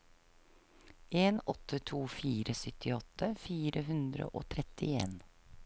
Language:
Norwegian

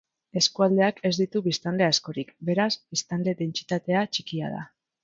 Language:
Basque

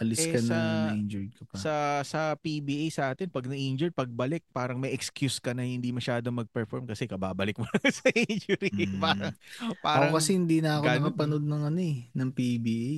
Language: Filipino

